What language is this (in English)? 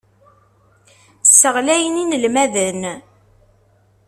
Kabyle